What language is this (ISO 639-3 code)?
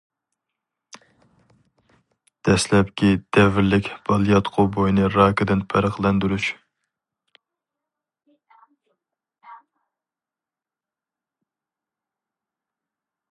uig